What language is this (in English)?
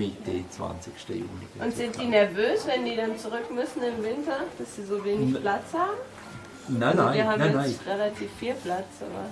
German